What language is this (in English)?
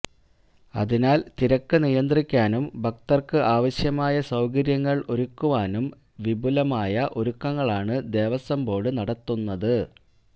Malayalam